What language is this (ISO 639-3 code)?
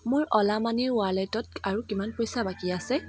asm